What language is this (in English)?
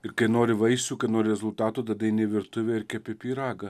Lithuanian